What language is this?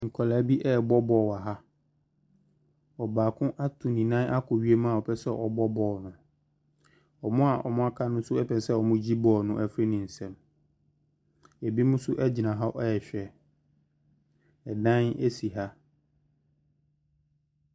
Akan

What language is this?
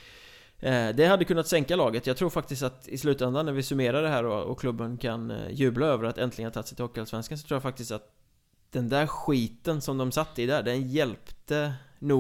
Swedish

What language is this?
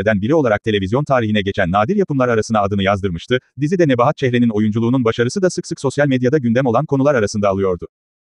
Turkish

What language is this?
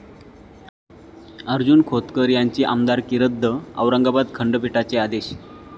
Marathi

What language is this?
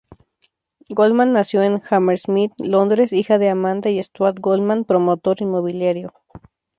Spanish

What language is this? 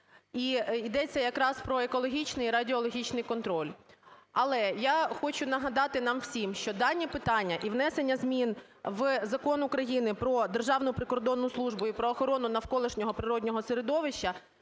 Ukrainian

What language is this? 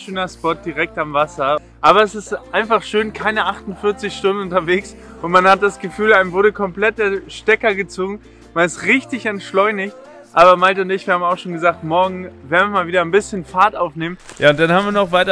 German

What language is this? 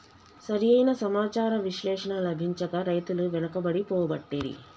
Telugu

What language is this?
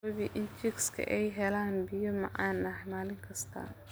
Somali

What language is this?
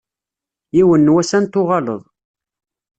Kabyle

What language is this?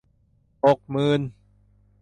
Thai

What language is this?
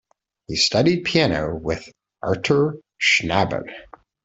English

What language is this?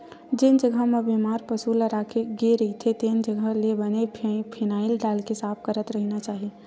Chhattisgarhi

